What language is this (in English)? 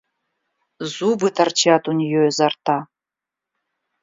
Russian